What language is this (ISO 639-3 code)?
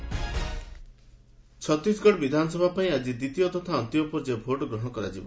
ori